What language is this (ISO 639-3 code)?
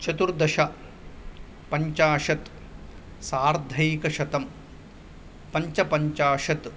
san